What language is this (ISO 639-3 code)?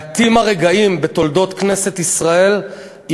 heb